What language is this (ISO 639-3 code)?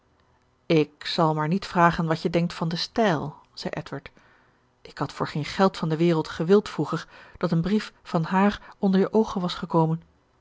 nld